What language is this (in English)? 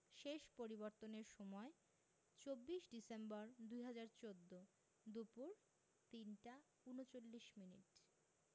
Bangla